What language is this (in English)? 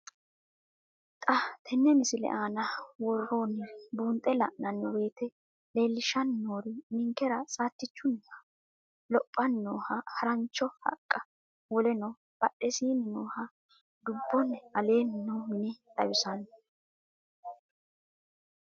Sidamo